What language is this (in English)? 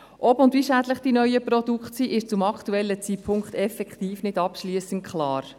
Swiss German